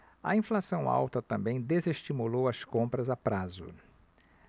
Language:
Portuguese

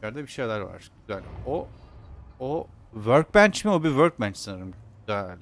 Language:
Turkish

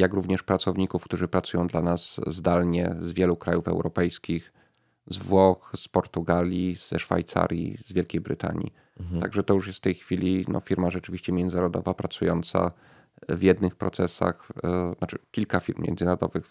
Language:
Polish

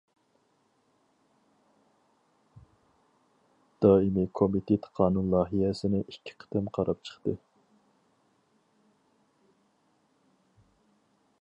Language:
Uyghur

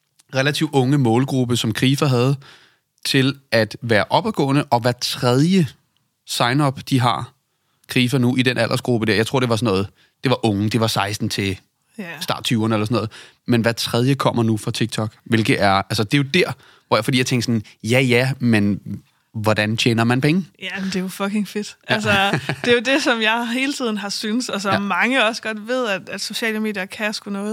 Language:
Danish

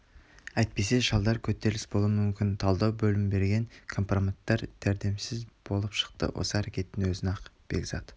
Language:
Kazakh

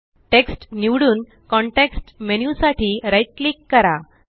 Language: Marathi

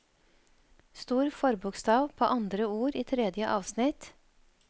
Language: Norwegian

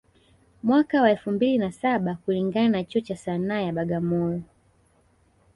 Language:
Swahili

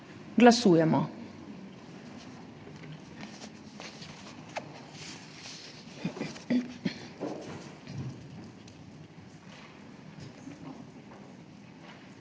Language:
Slovenian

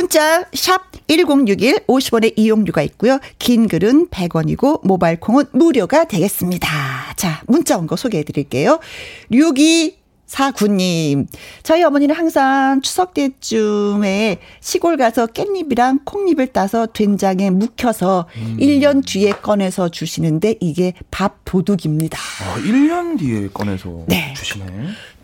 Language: Korean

